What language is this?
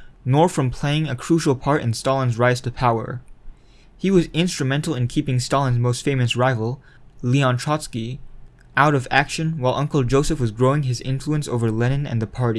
English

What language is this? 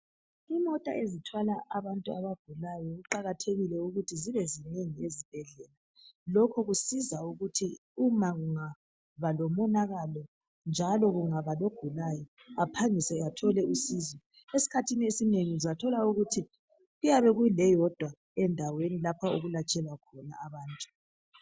North Ndebele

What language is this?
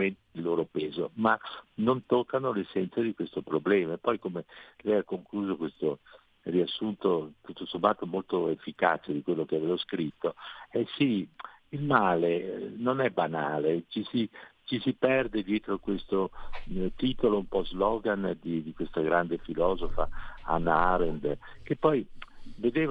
Italian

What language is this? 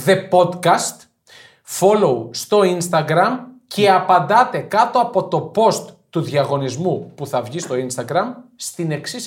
Greek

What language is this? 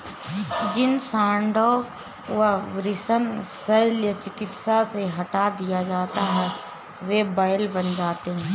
Hindi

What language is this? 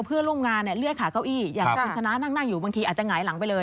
Thai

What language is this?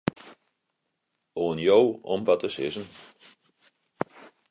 Western Frisian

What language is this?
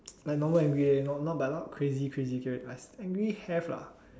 English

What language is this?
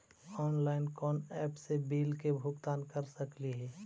Magahi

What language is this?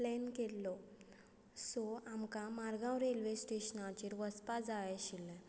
Konkani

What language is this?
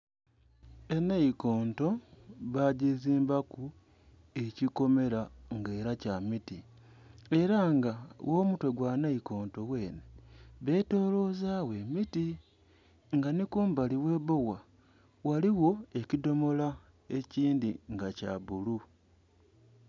Soga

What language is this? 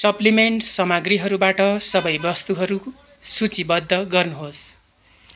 Nepali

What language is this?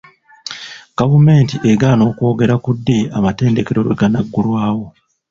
Ganda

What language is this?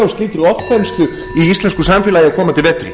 Icelandic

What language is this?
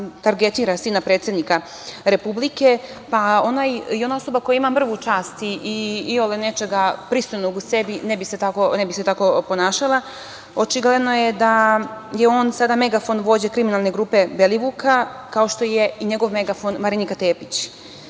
Serbian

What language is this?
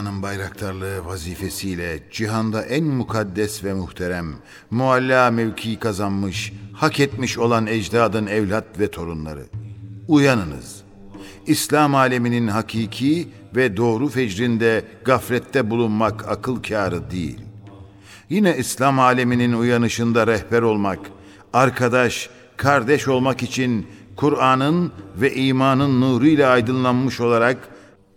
Turkish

